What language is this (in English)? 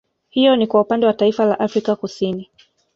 Swahili